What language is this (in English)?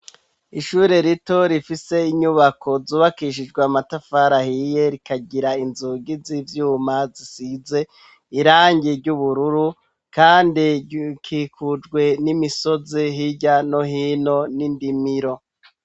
Rundi